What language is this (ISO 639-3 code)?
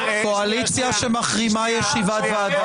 heb